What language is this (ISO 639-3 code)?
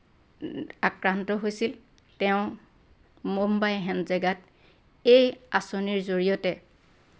asm